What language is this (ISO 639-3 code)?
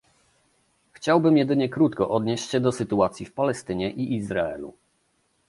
pol